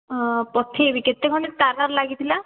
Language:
Odia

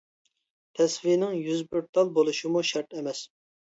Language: Uyghur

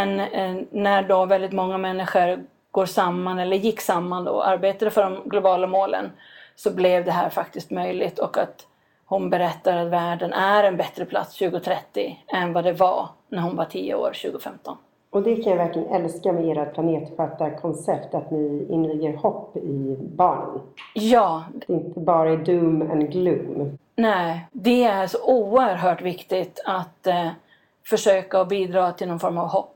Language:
Swedish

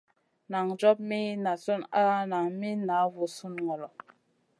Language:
Masana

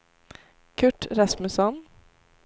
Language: Swedish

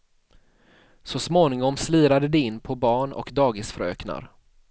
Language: Swedish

